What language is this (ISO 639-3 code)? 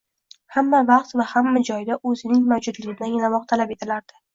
uzb